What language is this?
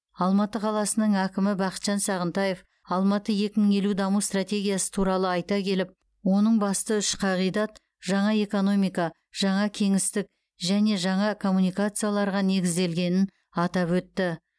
Kazakh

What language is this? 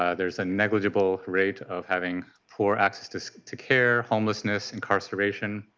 English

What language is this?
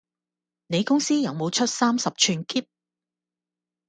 Cantonese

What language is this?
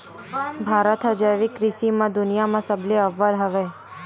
Chhattisgarhi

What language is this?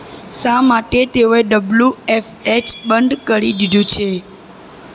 Gujarati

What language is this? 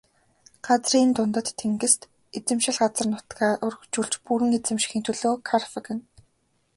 Mongolian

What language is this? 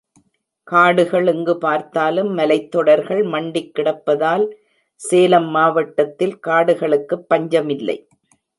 Tamil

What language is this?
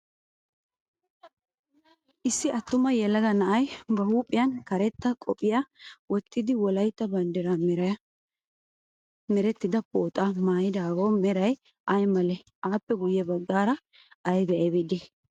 Wolaytta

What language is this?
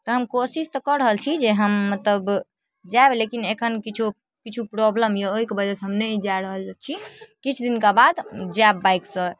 Maithili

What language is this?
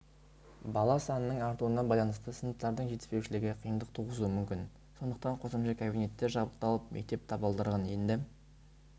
Kazakh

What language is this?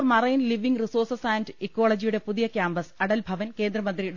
Malayalam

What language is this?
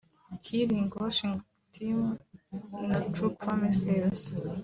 Kinyarwanda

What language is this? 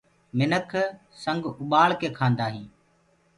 Gurgula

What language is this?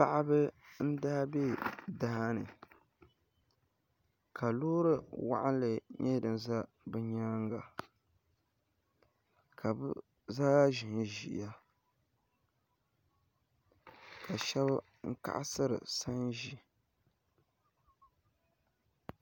Dagbani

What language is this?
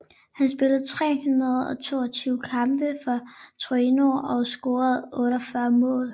Danish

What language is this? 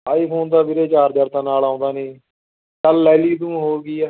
Punjabi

